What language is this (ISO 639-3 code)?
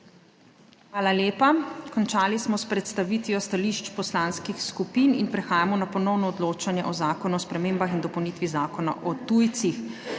slv